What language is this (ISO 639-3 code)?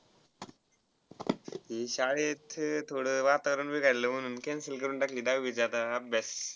mar